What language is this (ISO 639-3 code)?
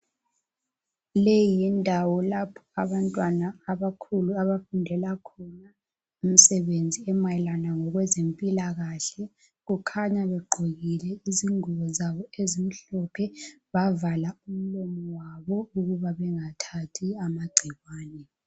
nde